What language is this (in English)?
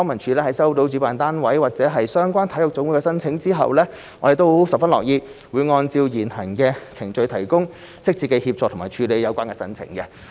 Cantonese